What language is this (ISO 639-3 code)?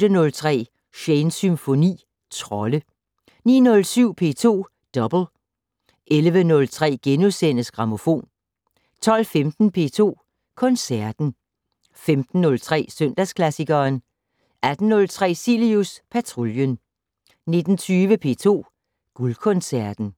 dan